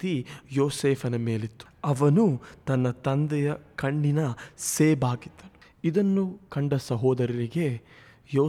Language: Kannada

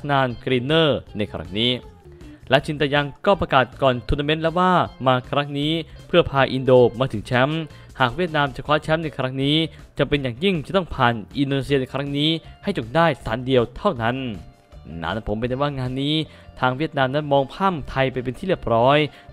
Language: Thai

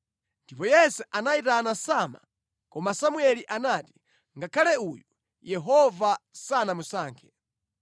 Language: Nyanja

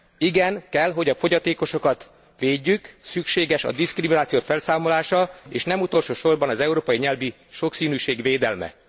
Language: Hungarian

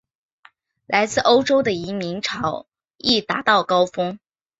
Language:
Chinese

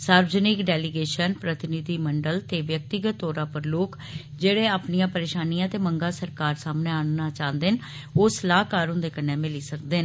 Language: Dogri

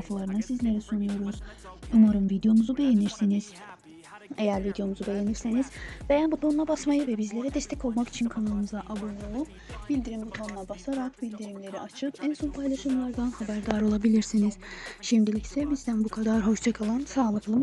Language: Turkish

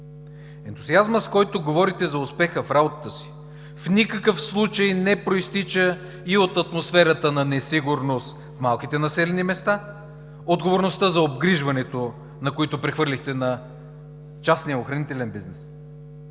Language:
Bulgarian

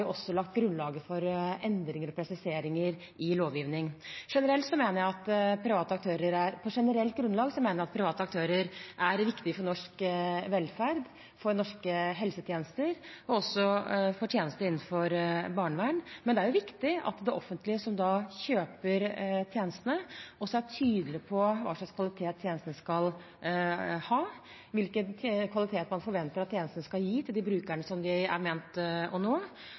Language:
Norwegian Bokmål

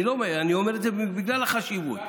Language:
Hebrew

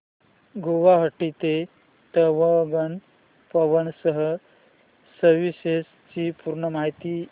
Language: Marathi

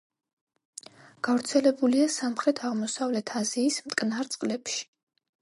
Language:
Georgian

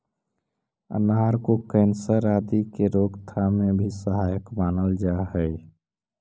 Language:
Magahi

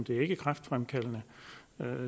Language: Danish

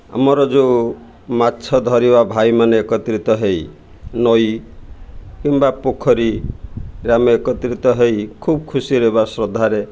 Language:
Odia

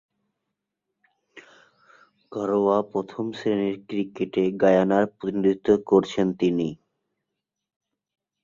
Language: Bangla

